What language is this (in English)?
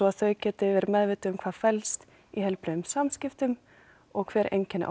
Icelandic